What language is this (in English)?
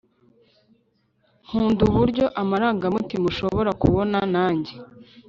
Kinyarwanda